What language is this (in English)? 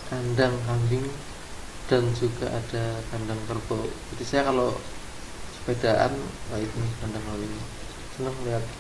Indonesian